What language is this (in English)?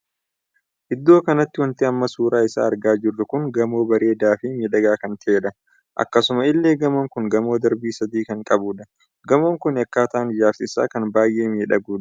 Oromo